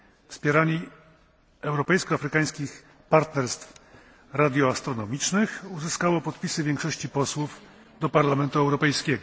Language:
Polish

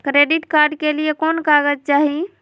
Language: Magahi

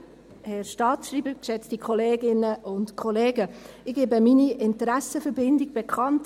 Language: Swiss German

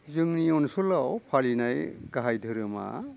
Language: Bodo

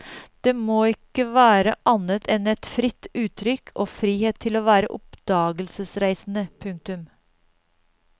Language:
Norwegian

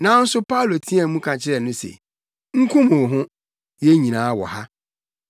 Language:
Akan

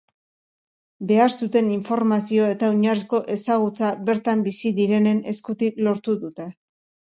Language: Basque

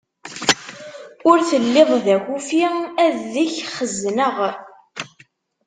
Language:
Kabyle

